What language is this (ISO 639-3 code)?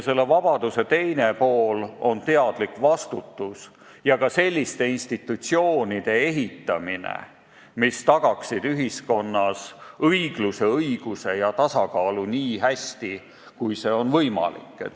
est